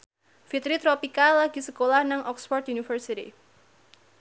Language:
Javanese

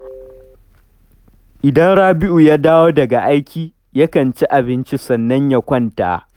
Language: Hausa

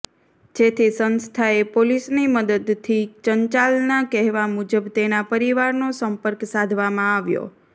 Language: Gujarati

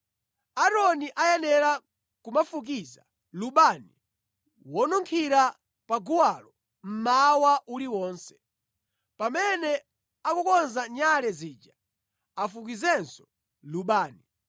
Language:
Nyanja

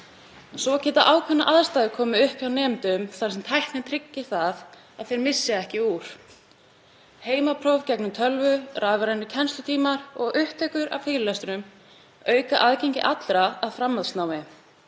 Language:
Icelandic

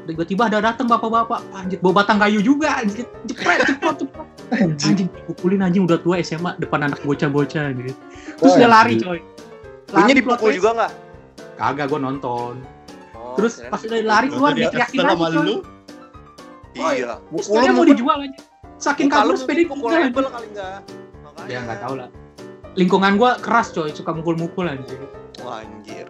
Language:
Indonesian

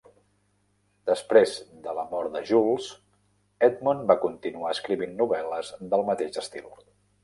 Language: Catalan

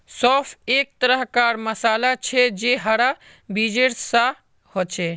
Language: Magahi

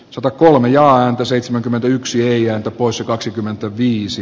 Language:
Finnish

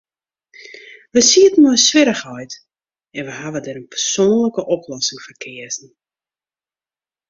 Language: Western Frisian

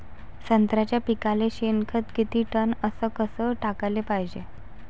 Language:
Marathi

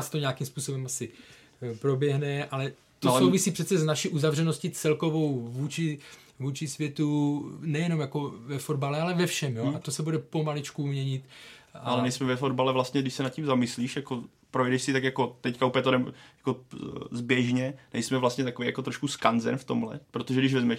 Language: Czech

